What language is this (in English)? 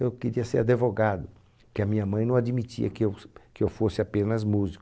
Portuguese